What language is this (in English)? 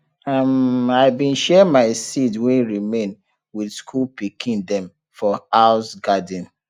Nigerian Pidgin